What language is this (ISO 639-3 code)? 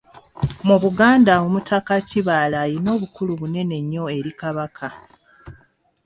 lug